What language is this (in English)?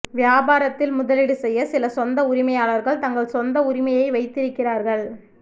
Tamil